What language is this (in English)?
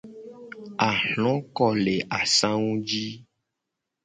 Gen